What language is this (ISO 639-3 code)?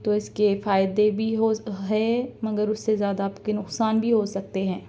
urd